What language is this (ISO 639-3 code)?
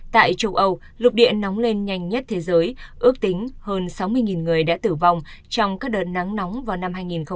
vie